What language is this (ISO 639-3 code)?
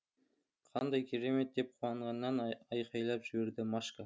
kaz